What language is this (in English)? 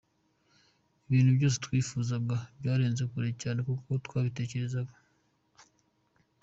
Kinyarwanda